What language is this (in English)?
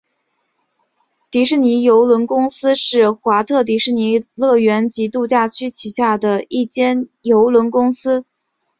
Chinese